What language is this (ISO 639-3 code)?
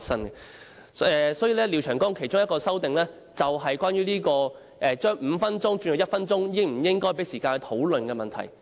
yue